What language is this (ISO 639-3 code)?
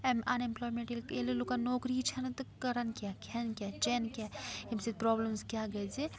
kas